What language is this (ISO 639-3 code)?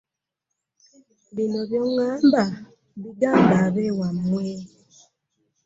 lug